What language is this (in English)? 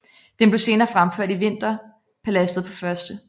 Danish